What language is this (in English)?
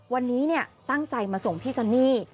Thai